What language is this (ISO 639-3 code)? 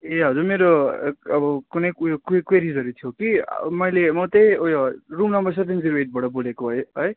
nep